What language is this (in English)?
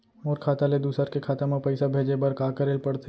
Chhattisgarhi